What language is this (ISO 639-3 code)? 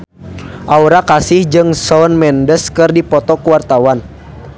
sun